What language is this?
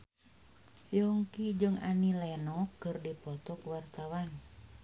Sundanese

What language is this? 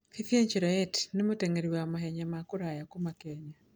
Kikuyu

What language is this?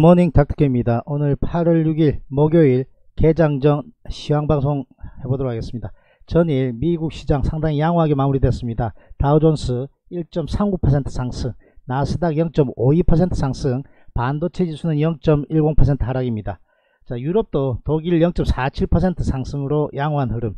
Korean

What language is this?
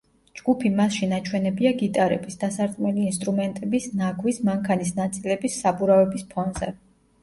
Georgian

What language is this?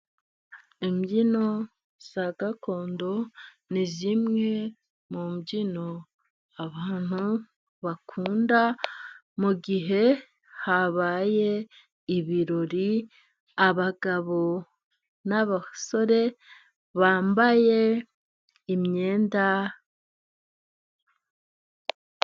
Kinyarwanda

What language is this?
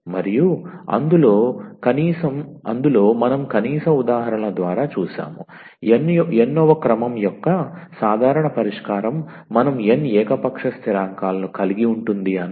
Telugu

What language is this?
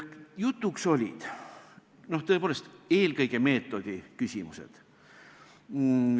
Estonian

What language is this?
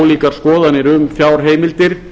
Icelandic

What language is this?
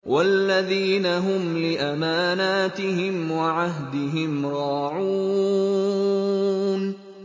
Arabic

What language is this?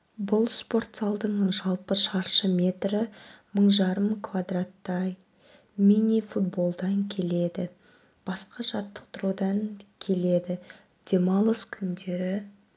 Kazakh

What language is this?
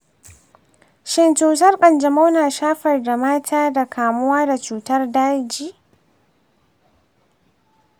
Hausa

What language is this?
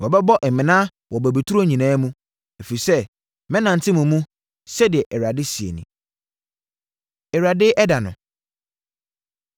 Akan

